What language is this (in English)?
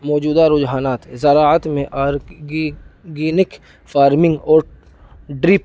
Urdu